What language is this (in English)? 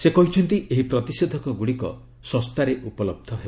Odia